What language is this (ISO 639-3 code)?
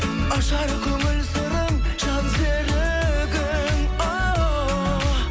kaz